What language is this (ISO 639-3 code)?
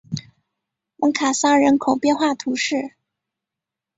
zho